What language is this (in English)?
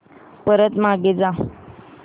Marathi